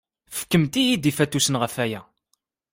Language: Kabyle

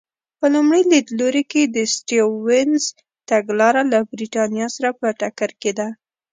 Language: Pashto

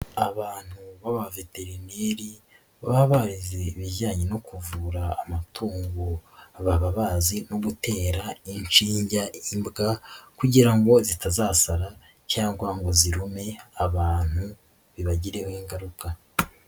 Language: Kinyarwanda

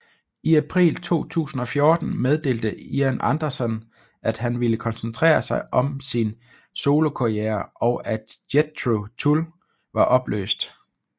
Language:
Danish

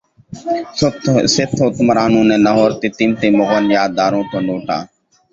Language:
Urdu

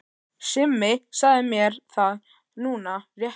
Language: Icelandic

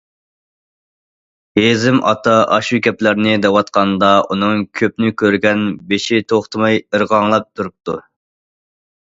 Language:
Uyghur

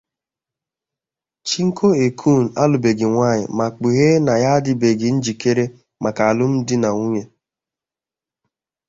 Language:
Igbo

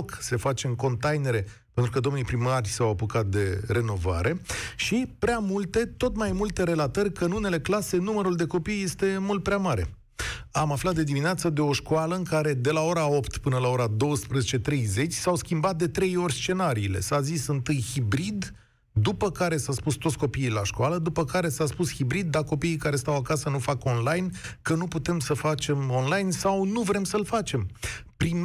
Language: Romanian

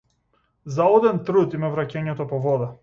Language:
Macedonian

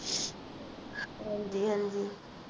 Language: Punjabi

